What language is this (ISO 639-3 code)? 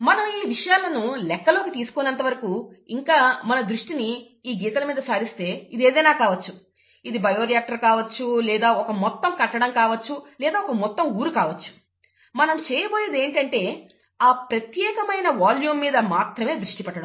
tel